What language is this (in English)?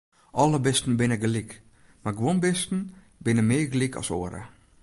Western Frisian